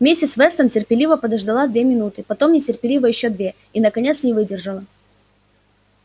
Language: Russian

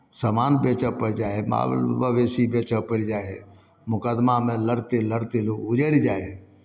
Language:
Maithili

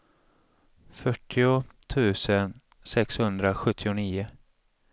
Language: Swedish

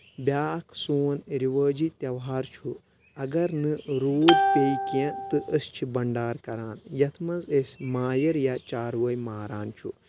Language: Kashmiri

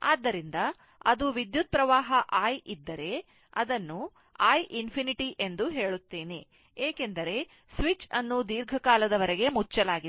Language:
Kannada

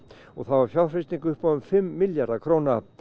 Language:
Icelandic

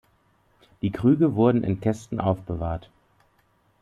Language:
German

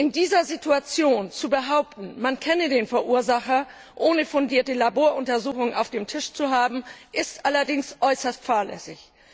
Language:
German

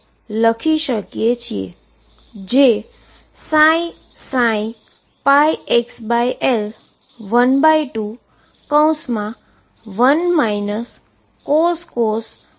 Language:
Gujarati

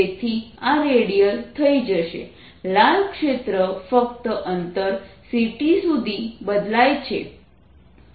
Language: Gujarati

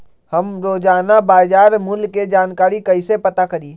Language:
Magahi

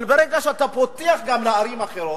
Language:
Hebrew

